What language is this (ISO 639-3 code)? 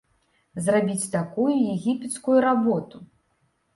bel